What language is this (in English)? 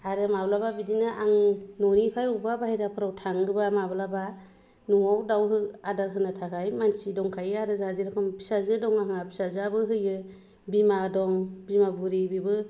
Bodo